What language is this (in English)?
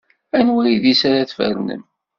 Kabyle